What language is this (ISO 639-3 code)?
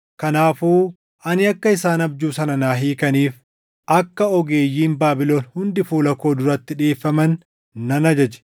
orm